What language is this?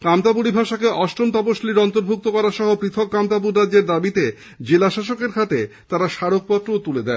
Bangla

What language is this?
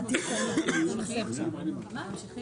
Hebrew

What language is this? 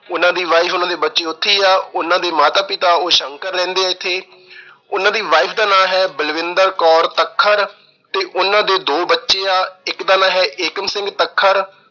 Punjabi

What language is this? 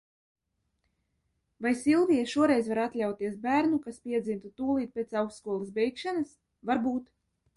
Latvian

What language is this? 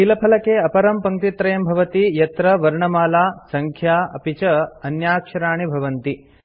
Sanskrit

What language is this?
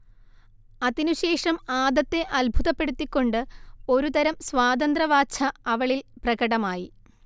Malayalam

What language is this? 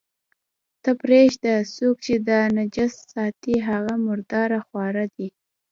Pashto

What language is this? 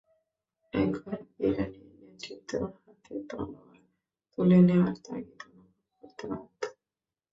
Bangla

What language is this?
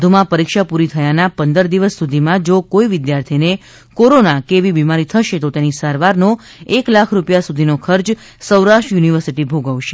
Gujarati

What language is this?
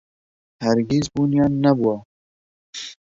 Central Kurdish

